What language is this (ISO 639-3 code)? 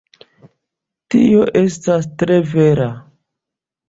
epo